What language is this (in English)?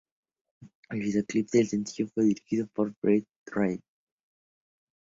Spanish